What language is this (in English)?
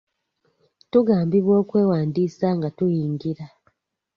Ganda